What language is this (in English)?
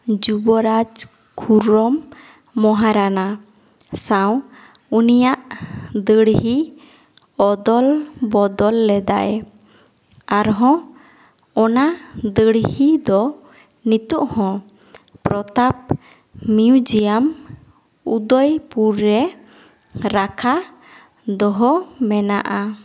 Santali